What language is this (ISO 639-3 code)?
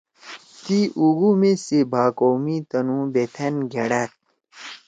trw